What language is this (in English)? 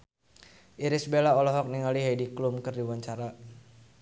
Sundanese